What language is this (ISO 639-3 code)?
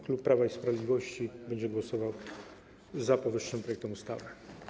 pol